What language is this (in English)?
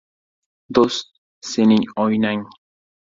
Uzbek